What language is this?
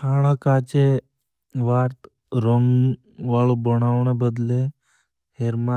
Bhili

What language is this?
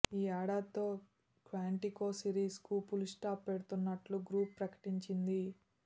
Telugu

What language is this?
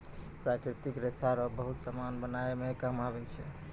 Maithili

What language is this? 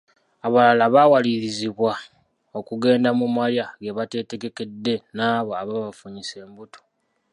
Ganda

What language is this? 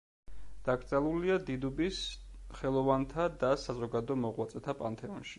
Georgian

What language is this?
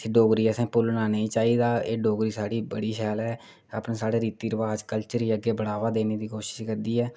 Dogri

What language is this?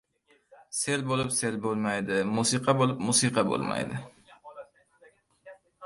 Uzbek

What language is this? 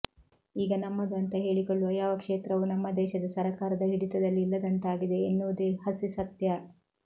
Kannada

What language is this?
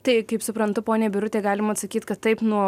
Lithuanian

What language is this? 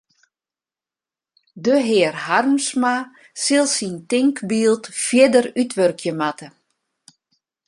Western Frisian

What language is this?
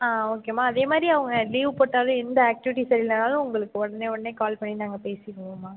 Tamil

